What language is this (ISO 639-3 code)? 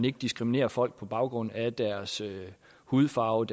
dan